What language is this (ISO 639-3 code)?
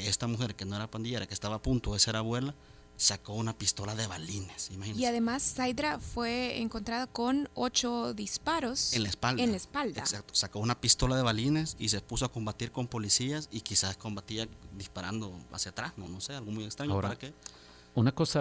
spa